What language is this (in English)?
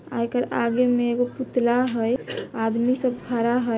Magahi